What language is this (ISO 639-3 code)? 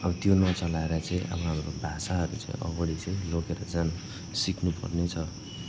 nep